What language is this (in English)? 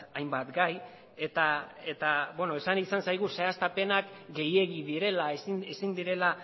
Basque